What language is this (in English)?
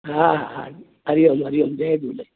Sindhi